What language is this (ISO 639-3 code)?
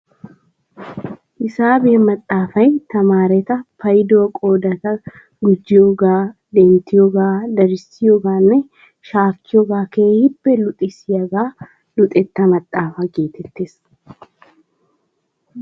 wal